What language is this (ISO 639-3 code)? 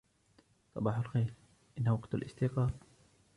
ara